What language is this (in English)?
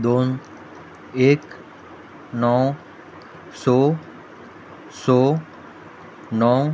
Konkani